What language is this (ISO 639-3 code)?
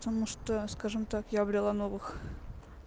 rus